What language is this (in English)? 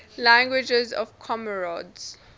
English